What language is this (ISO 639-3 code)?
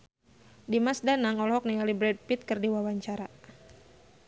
sun